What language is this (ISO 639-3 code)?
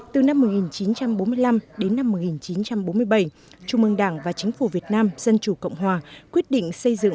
vie